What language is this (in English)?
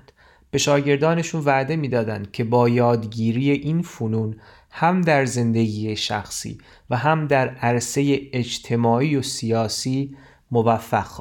Persian